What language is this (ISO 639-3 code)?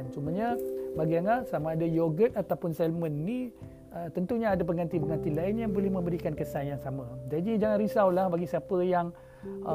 msa